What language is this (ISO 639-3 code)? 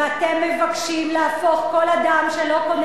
heb